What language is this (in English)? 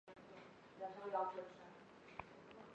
Chinese